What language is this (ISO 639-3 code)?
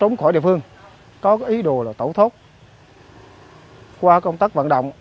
vie